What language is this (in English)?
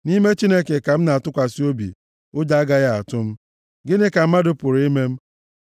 Igbo